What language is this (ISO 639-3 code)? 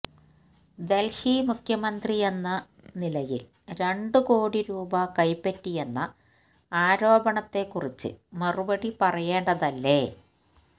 mal